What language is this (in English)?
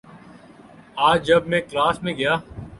Urdu